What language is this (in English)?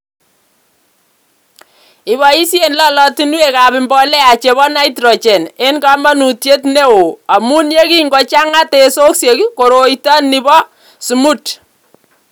Kalenjin